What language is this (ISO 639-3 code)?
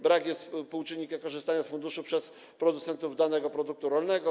pol